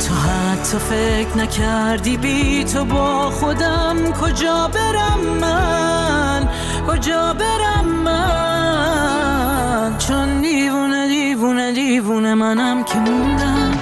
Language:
Persian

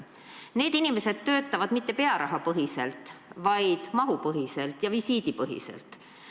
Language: Estonian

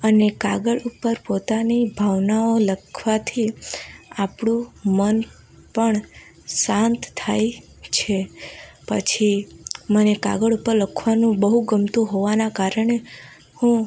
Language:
Gujarati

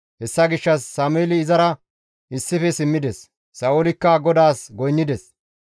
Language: Gamo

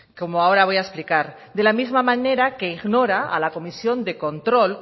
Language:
Spanish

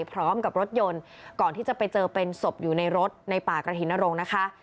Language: Thai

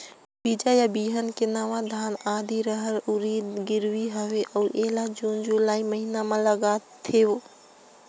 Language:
Chhattisgarhi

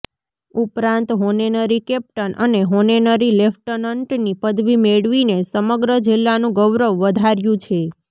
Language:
Gujarati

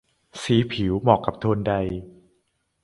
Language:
Thai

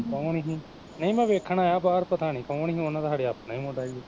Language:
Punjabi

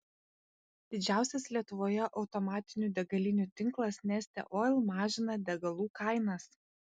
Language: Lithuanian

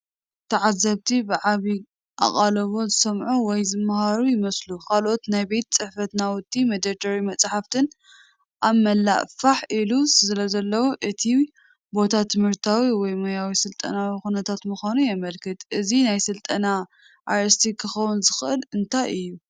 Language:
Tigrinya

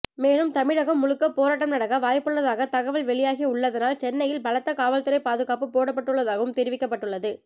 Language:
Tamil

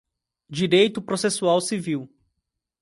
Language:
Portuguese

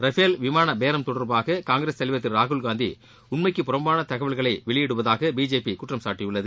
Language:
Tamil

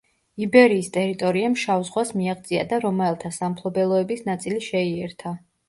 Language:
Georgian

